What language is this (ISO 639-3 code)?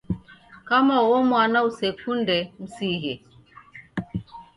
dav